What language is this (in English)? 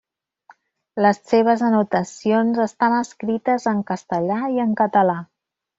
Catalan